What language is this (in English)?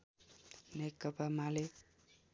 Nepali